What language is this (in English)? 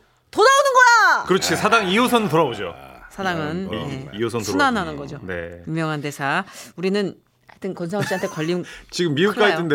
Korean